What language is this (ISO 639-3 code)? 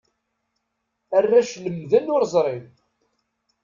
kab